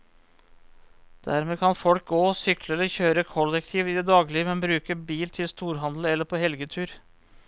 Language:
Norwegian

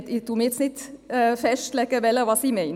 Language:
Swiss German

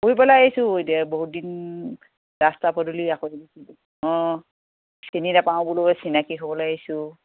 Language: Assamese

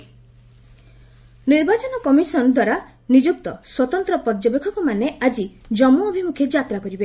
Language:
Odia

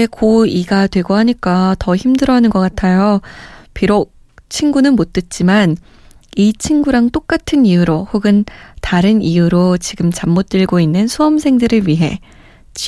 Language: Korean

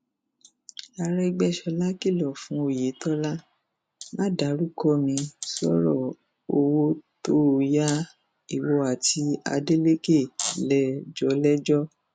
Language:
Yoruba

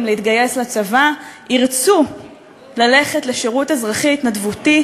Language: Hebrew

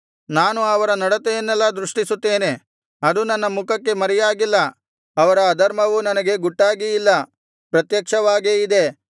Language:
Kannada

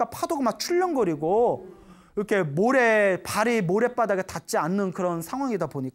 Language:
Korean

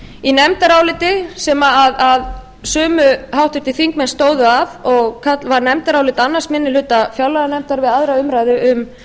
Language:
Icelandic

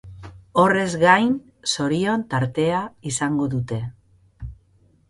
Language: Basque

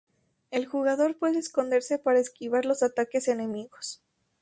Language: Spanish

